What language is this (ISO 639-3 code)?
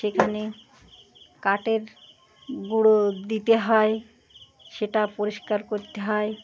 ben